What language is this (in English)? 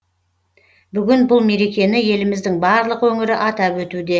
Kazakh